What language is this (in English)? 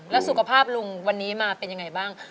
Thai